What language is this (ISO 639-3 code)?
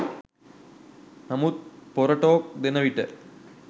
sin